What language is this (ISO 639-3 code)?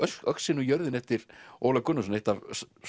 isl